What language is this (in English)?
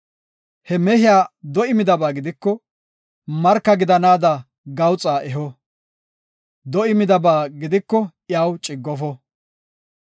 Gofa